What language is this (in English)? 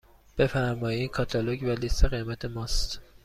Persian